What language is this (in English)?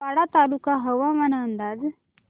Marathi